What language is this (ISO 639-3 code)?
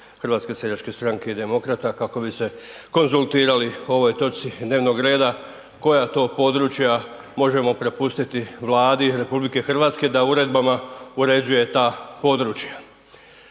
hrv